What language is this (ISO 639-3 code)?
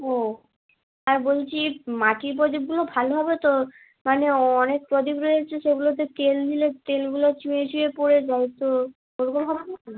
ben